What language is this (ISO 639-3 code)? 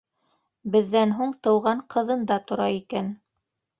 bak